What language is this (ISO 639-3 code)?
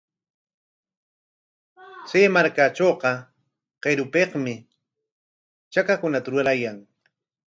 qwa